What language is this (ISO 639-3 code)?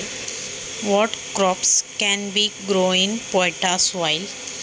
mar